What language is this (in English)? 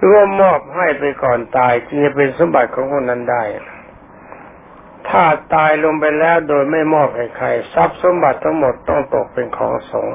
Thai